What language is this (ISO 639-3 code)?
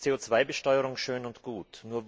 deu